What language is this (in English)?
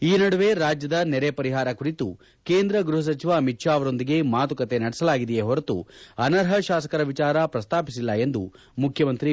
Kannada